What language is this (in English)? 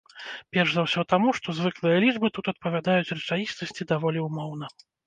Belarusian